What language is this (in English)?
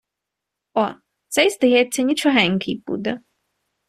Ukrainian